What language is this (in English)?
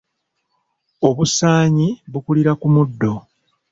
Ganda